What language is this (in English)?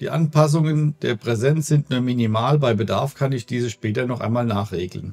German